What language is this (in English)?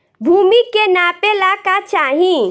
Bhojpuri